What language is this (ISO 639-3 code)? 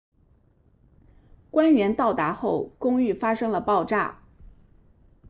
zho